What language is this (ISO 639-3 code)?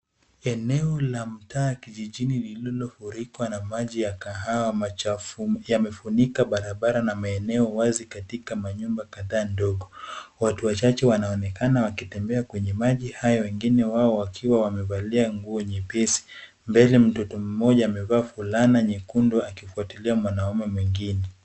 swa